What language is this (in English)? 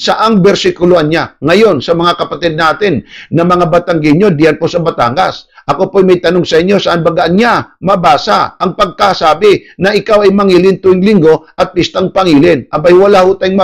Filipino